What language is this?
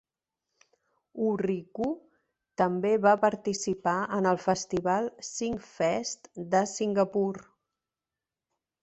Catalan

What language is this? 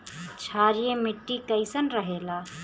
Bhojpuri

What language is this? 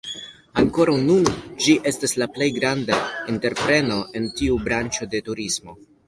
Esperanto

